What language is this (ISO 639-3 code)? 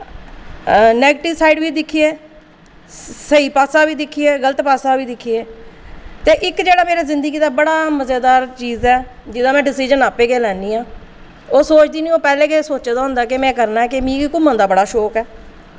doi